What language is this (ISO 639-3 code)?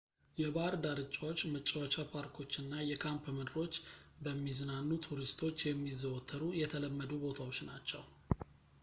amh